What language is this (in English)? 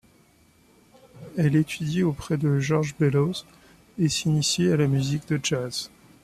French